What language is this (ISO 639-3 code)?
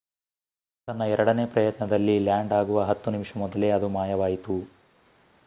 kan